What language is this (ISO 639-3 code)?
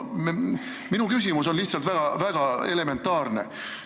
est